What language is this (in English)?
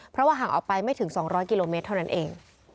Thai